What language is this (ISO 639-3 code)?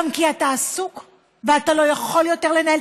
heb